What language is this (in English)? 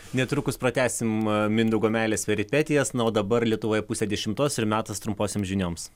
Lithuanian